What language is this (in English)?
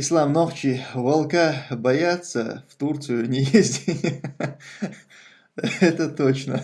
Russian